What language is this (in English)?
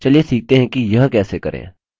Hindi